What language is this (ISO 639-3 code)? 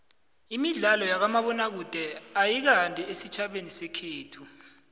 nbl